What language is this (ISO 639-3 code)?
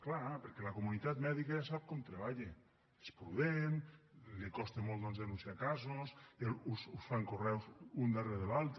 cat